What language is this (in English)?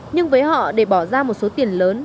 Vietnamese